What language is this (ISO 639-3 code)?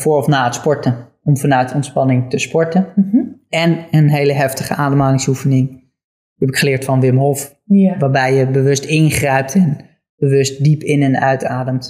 nld